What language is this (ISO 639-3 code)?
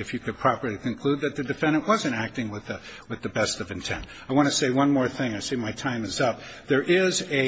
eng